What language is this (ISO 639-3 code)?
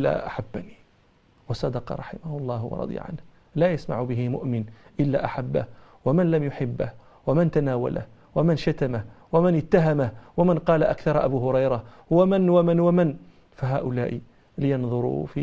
ara